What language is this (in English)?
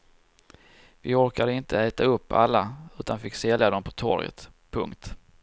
Swedish